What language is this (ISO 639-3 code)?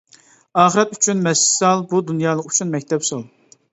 uig